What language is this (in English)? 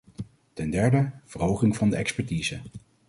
Dutch